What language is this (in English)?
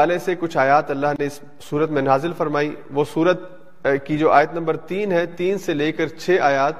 Urdu